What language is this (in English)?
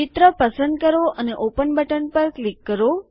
Gujarati